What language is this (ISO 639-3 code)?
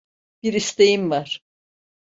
tur